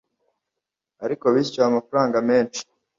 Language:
Kinyarwanda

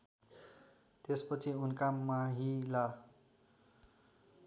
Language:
Nepali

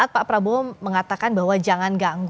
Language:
Indonesian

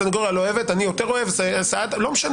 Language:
Hebrew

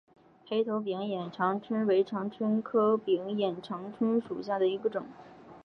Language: Chinese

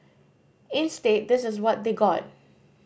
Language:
English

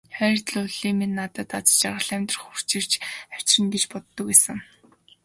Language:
Mongolian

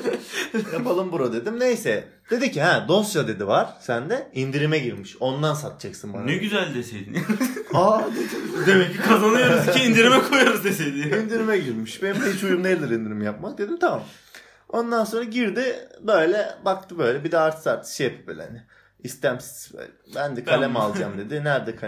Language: Turkish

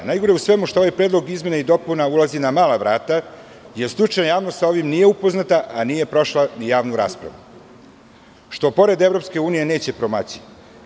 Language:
Serbian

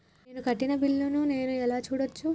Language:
Telugu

